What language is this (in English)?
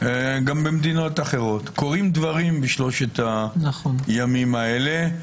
Hebrew